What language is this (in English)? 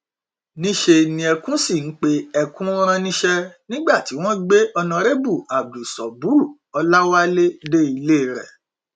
Yoruba